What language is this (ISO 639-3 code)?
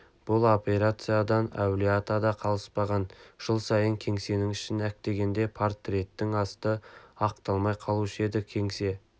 kaz